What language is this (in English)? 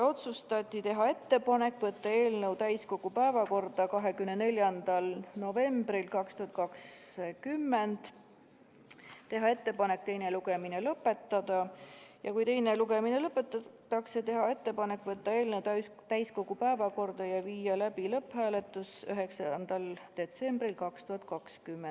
Estonian